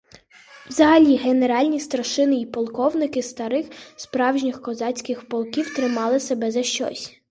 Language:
Ukrainian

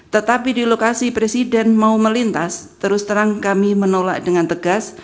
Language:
Indonesian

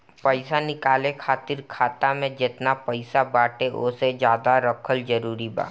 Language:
Bhojpuri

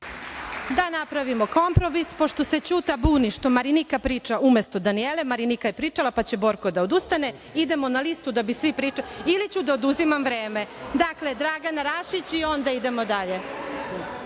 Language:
Serbian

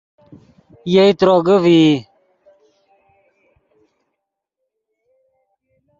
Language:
Yidgha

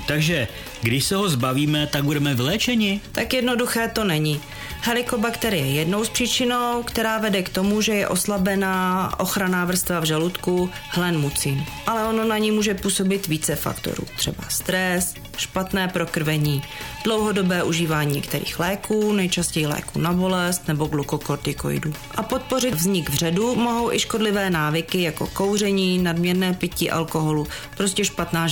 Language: Czech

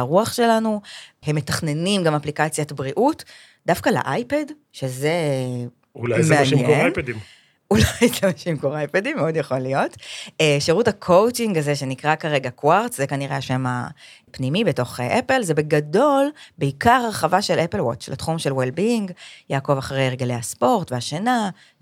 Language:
Hebrew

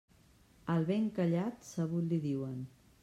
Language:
Catalan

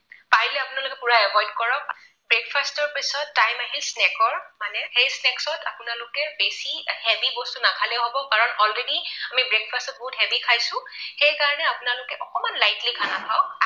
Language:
Assamese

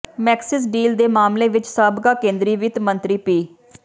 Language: Punjabi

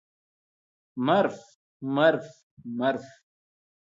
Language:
Malayalam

